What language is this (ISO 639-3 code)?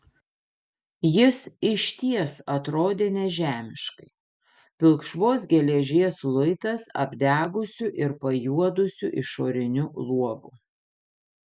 lit